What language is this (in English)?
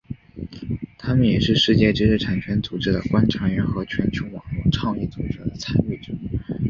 Chinese